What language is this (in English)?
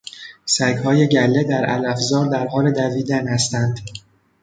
Persian